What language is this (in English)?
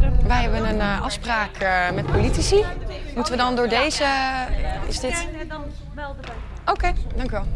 Dutch